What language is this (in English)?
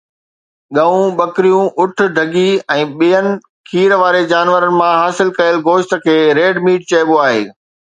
Sindhi